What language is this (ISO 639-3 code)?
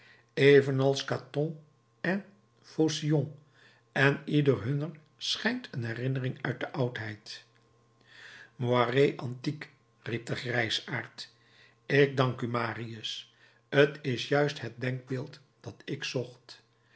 nld